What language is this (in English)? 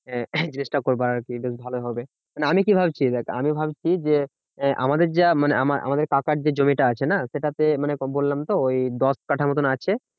Bangla